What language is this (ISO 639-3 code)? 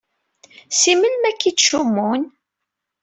kab